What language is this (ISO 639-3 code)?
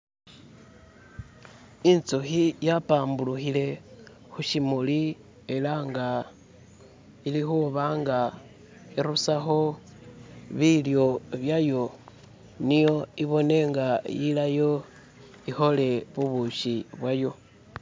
myx